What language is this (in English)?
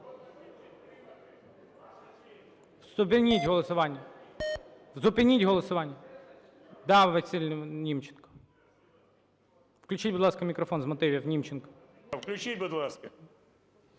Ukrainian